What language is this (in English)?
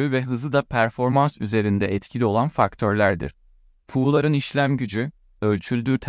Turkish